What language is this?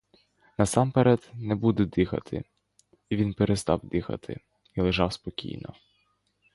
Ukrainian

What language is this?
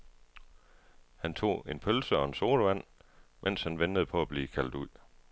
Danish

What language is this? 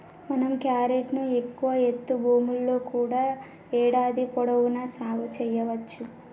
Telugu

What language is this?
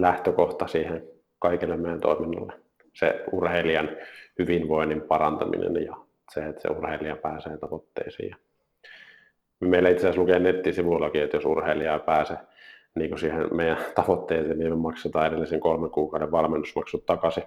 Finnish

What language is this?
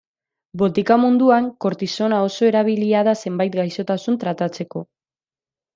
Basque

